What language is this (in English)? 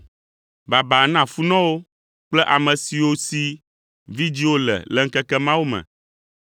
Ewe